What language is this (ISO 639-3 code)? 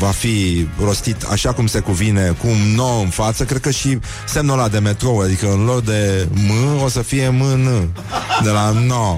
ron